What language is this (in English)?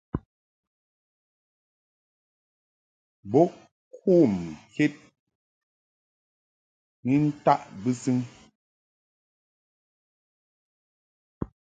Mungaka